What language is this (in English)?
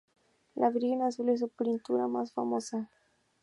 Spanish